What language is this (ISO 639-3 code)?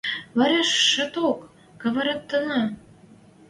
mrj